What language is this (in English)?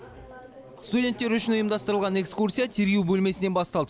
Kazakh